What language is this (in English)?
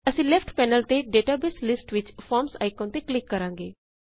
Punjabi